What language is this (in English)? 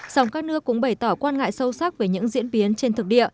Vietnamese